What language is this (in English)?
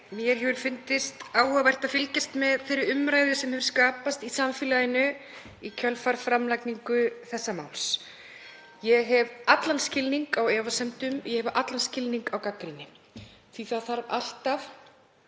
Icelandic